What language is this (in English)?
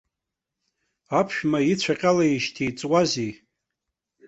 Abkhazian